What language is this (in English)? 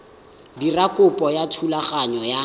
Tswana